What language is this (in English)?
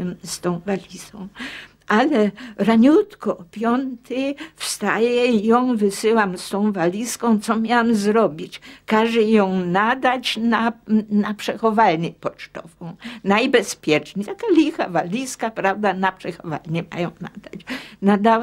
Polish